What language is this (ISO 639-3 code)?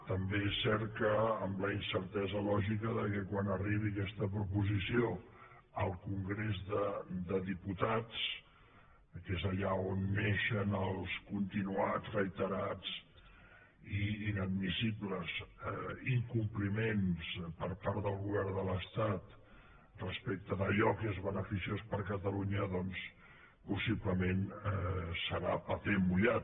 cat